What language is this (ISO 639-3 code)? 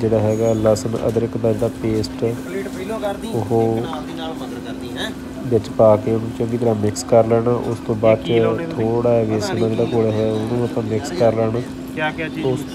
pan